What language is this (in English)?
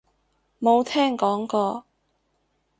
Cantonese